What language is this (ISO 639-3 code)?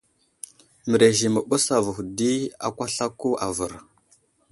udl